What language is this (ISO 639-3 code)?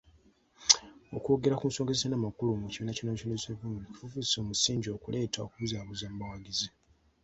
lug